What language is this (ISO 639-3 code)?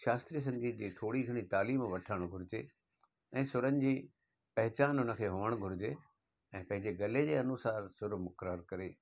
snd